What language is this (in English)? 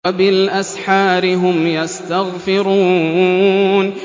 Arabic